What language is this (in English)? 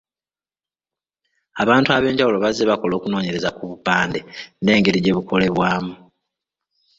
Ganda